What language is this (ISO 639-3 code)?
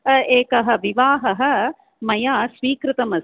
san